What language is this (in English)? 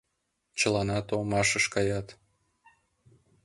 Mari